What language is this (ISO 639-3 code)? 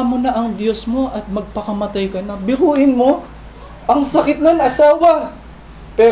fil